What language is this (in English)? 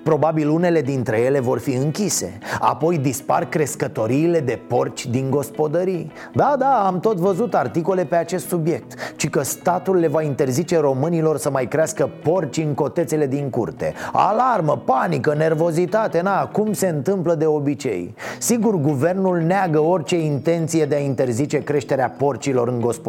Romanian